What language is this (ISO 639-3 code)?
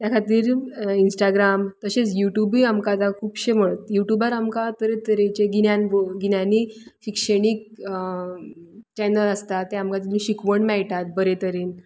kok